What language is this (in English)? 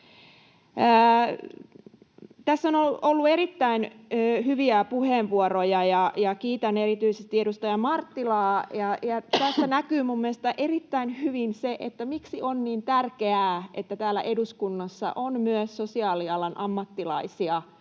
Finnish